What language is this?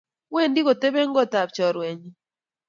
Kalenjin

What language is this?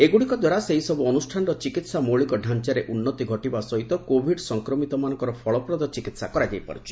Odia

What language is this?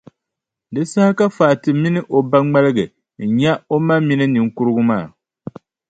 Dagbani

